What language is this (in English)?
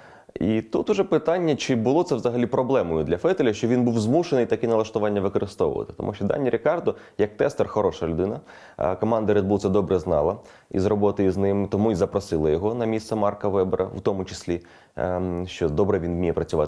Ukrainian